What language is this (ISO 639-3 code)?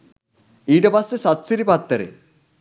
sin